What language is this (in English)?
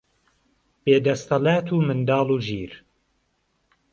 Central Kurdish